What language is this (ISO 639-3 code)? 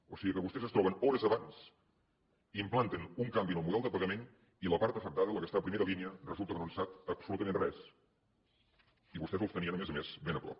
cat